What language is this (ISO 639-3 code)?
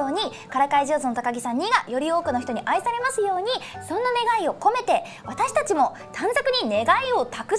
jpn